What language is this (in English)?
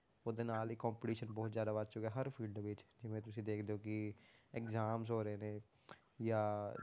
Punjabi